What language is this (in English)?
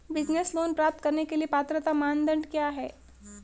Hindi